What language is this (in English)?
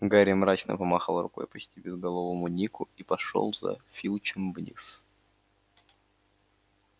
Russian